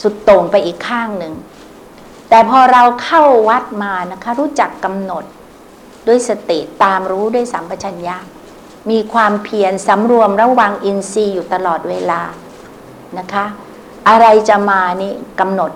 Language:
Thai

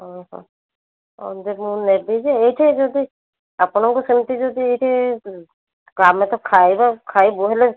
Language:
Odia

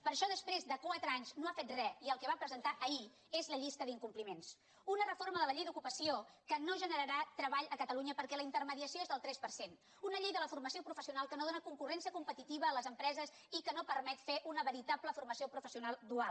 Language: Catalan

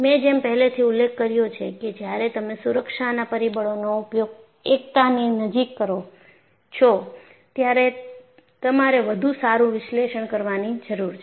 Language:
Gujarati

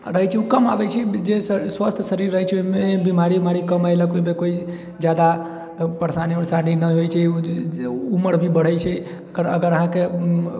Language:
Maithili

